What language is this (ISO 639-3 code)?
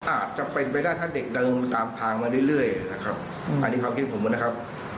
tha